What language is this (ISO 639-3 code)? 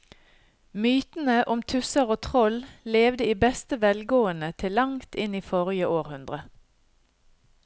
nor